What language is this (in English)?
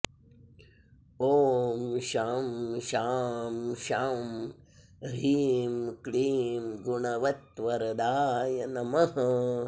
Sanskrit